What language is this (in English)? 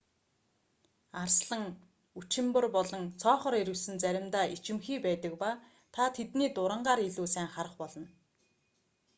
Mongolian